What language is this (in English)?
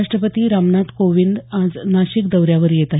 Marathi